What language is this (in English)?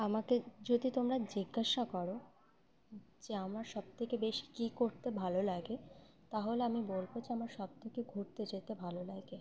Bangla